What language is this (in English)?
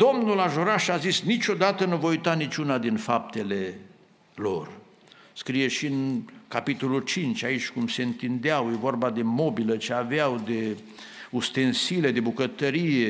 Romanian